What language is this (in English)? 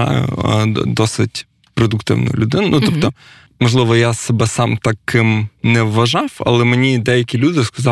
Ukrainian